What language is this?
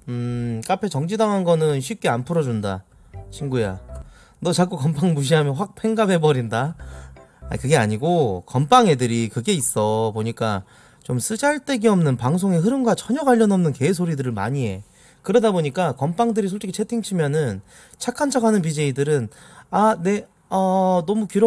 Korean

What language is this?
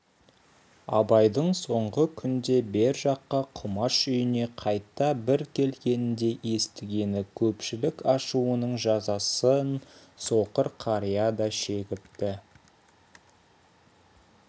Kazakh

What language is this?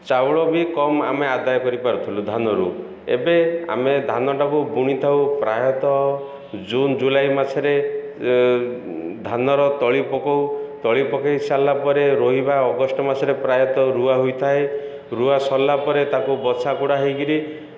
Odia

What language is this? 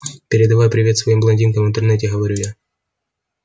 Russian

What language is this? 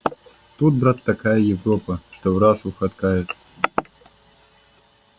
Russian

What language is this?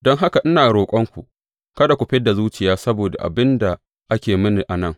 Hausa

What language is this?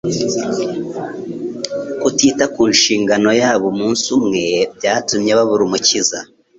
Kinyarwanda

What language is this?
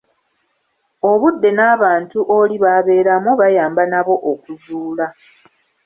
Ganda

